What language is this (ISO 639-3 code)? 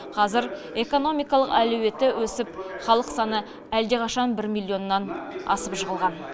kaz